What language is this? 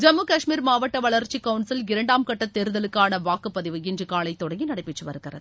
Tamil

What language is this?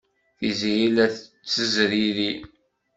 Kabyle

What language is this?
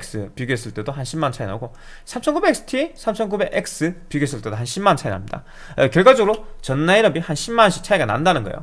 Korean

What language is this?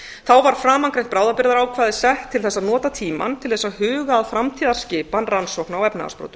Icelandic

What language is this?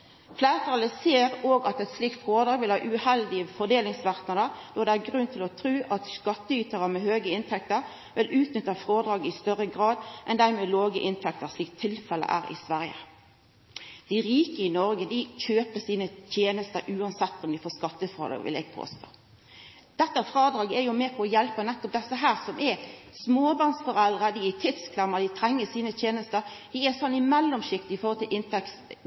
Norwegian Nynorsk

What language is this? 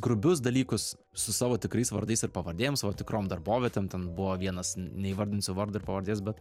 Lithuanian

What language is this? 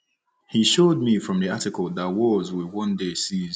Igbo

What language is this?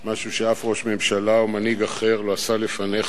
Hebrew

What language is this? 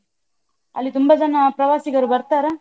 Kannada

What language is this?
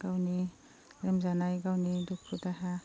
Bodo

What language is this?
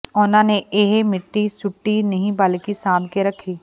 Punjabi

